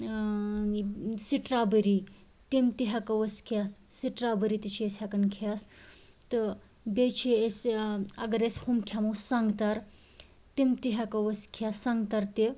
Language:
Kashmiri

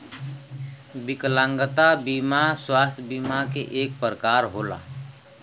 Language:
Bhojpuri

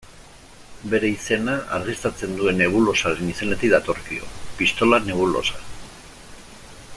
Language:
Basque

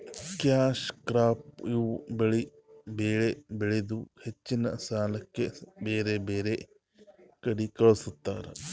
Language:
Kannada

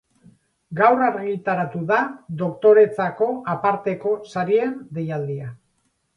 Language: Basque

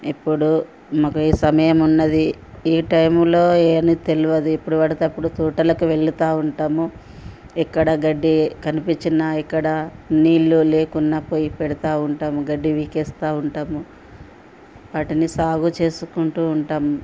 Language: Telugu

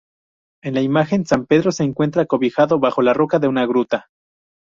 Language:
Spanish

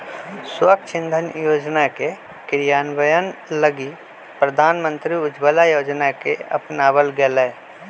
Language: Magahi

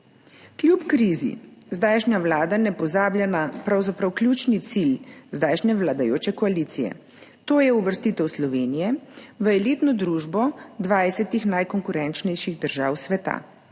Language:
Slovenian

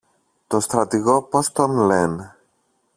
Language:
Greek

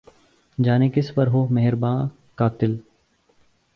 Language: Urdu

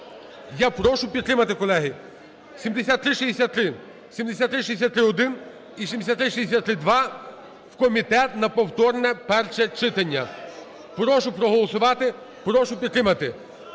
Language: Ukrainian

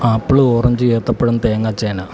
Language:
Malayalam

